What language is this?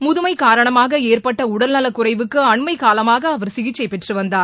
Tamil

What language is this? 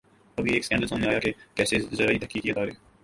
Urdu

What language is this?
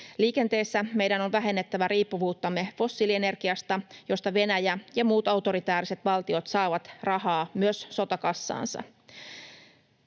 Finnish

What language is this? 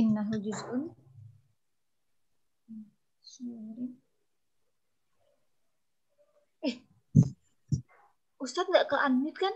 Indonesian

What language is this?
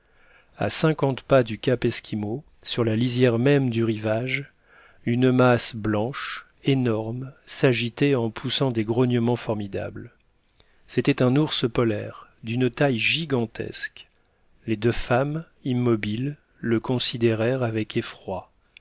French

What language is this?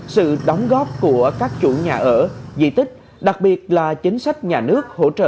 Vietnamese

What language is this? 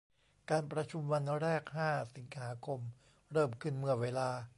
Thai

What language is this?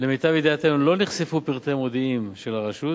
Hebrew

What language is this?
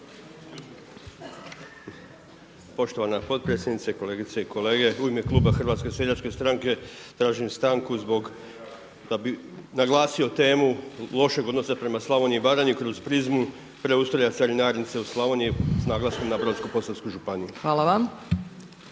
Croatian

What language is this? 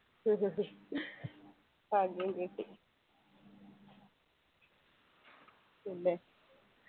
Malayalam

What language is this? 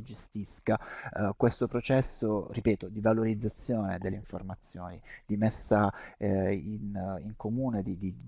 Italian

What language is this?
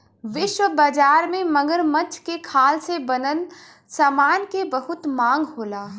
Bhojpuri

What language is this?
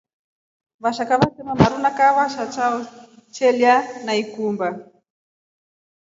Rombo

